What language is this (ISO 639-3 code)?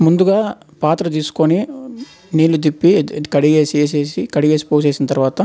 tel